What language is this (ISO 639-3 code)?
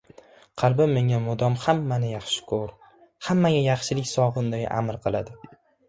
uzb